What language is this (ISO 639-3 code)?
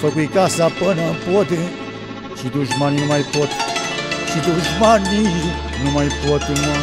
ron